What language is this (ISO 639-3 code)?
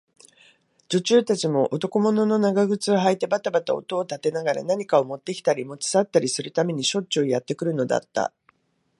jpn